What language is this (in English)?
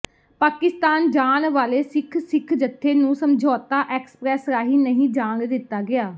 Punjabi